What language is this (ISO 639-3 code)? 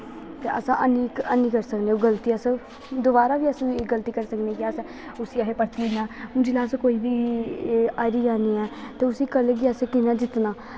doi